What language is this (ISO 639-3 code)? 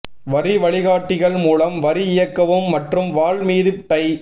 tam